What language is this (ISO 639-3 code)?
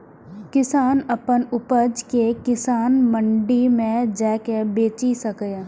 mai